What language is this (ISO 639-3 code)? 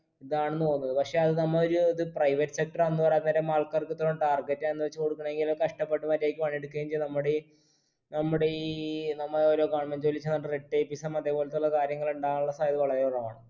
mal